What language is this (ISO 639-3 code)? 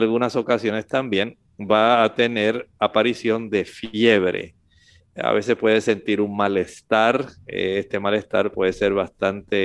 spa